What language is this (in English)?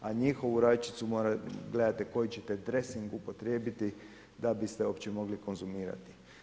Croatian